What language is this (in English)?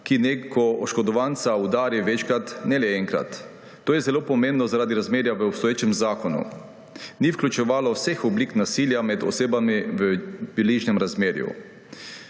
Slovenian